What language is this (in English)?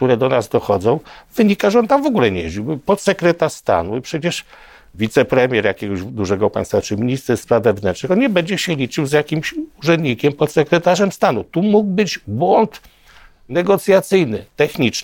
Polish